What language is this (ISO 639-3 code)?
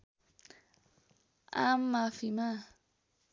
nep